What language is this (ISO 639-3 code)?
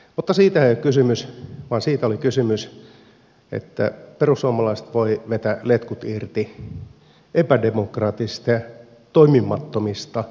fin